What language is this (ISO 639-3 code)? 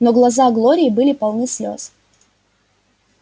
rus